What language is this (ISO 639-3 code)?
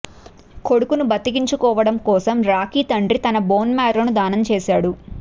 tel